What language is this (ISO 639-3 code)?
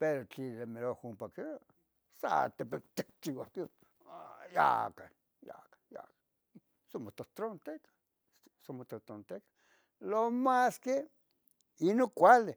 nhg